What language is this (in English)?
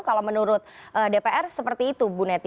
Indonesian